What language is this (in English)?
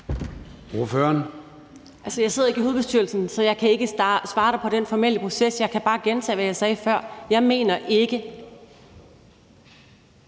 Danish